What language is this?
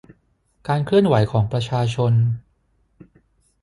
Thai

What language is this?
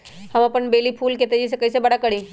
Magahi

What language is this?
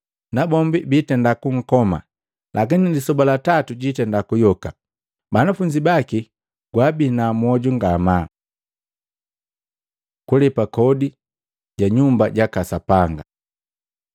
Matengo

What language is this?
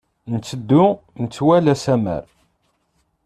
Kabyle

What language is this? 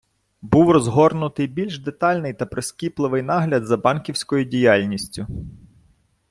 Ukrainian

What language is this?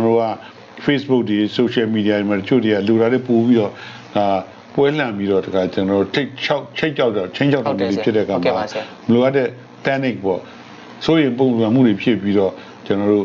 French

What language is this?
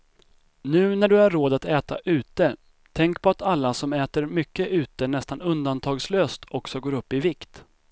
Swedish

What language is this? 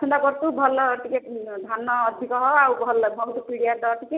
Odia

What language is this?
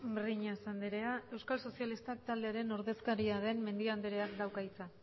Basque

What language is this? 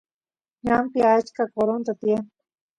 Santiago del Estero Quichua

